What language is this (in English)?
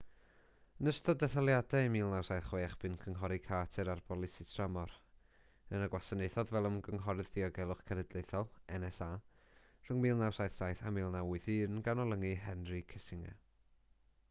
Welsh